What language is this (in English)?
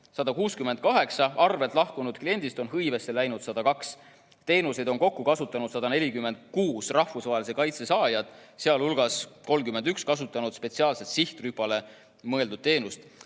Estonian